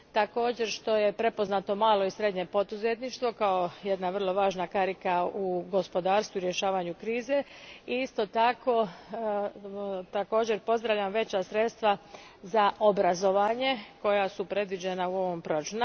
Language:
Croatian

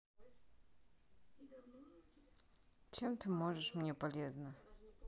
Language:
Russian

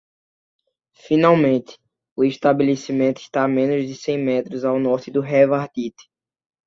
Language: Portuguese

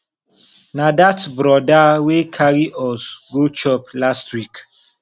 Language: Nigerian Pidgin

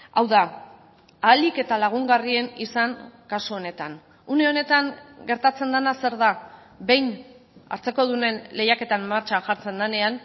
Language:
Basque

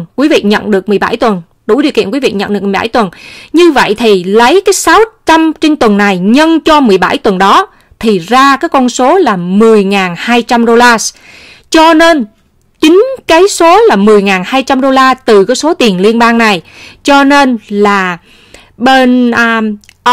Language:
Vietnamese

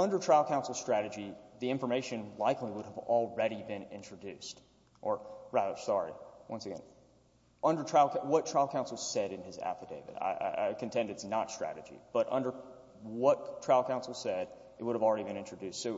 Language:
English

